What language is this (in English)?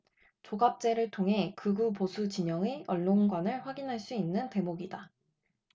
Korean